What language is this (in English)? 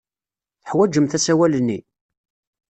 Kabyle